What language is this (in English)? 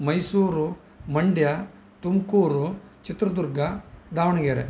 Sanskrit